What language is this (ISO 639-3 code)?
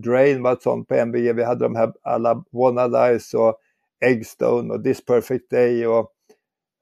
swe